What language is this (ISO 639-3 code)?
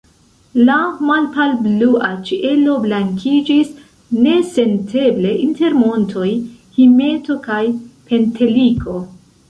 epo